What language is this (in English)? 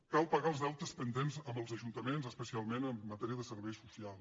Catalan